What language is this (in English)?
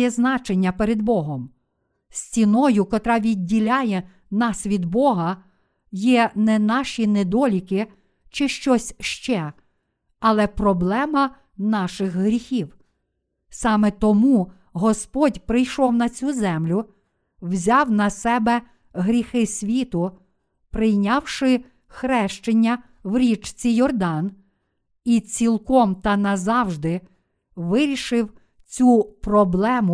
Ukrainian